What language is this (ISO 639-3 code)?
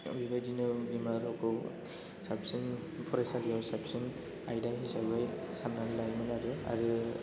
brx